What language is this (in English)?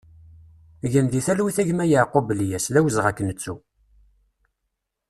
Kabyle